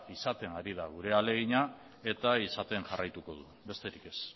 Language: Basque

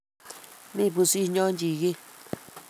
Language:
Kalenjin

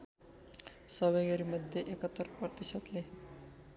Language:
Nepali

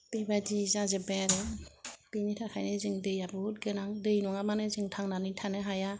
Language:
Bodo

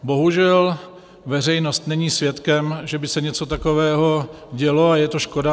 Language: Czech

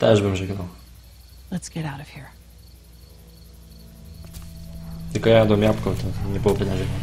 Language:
Polish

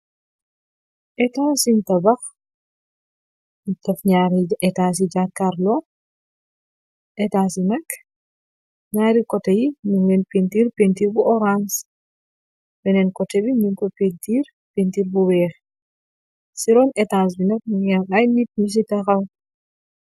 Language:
Wolof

